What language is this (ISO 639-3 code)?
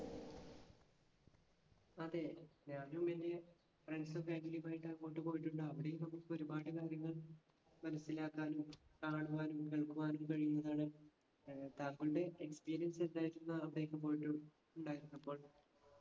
mal